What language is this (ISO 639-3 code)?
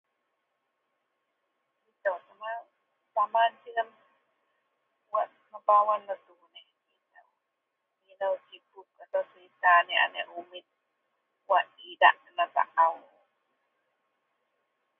mel